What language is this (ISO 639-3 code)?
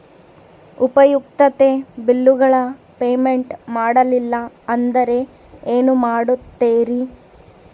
kan